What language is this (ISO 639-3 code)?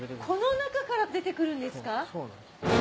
jpn